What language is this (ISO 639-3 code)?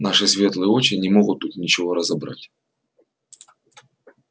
rus